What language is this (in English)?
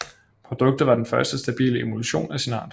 Danish